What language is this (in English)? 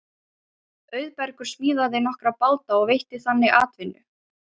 Icelandic